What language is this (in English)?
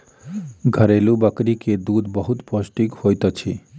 Maithili